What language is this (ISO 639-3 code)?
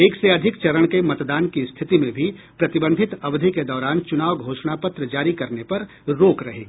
hin